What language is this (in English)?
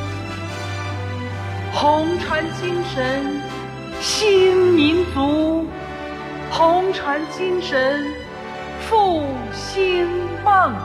Chinese